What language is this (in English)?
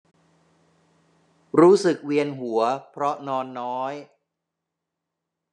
Thai